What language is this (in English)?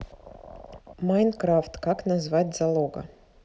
Russian